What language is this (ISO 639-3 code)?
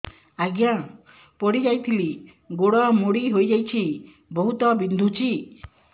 ori